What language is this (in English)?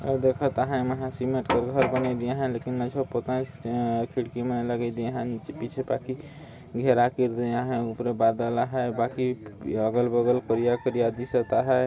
Sadri